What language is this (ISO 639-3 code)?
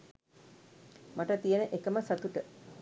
sin